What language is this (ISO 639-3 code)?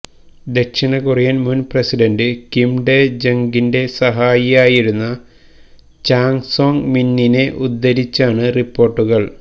mal